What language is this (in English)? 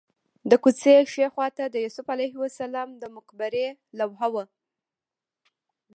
Pashto